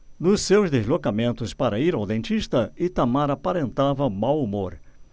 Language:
Portuguese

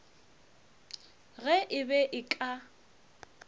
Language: Northern Sotho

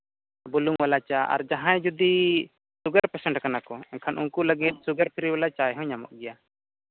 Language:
Santali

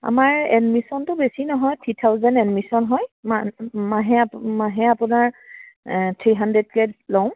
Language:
Assamese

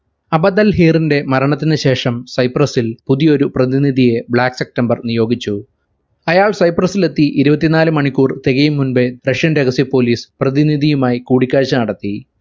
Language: Malayalam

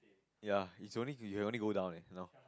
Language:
English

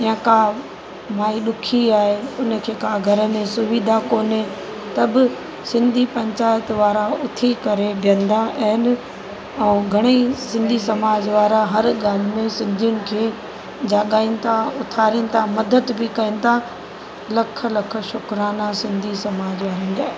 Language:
Sindhi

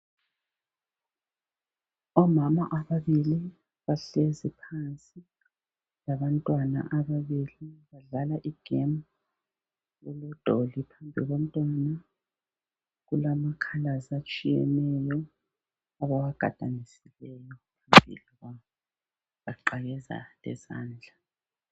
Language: North Ndebele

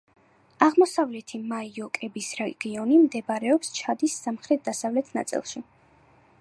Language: Georgian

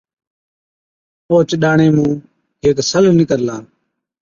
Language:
Od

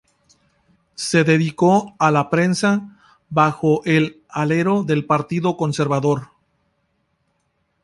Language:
Spanish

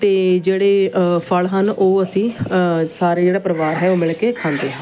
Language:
Punjabi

